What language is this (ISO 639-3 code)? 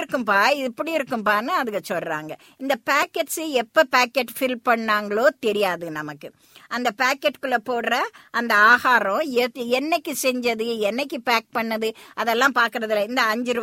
tam